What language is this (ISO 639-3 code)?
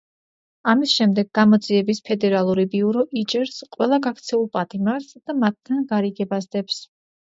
kat